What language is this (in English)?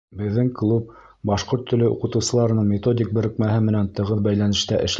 Bashkir